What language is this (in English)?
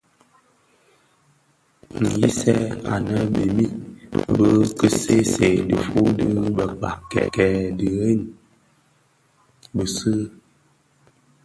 Bafia